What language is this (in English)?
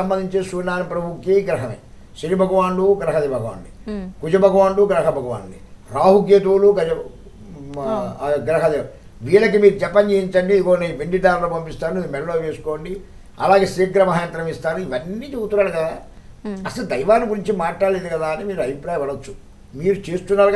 Indonesian